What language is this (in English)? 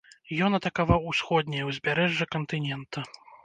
Belarusian